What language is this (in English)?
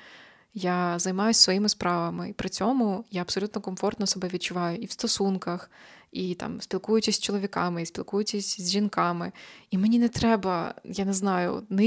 Ukrainian